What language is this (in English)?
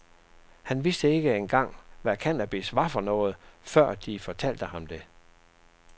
Danish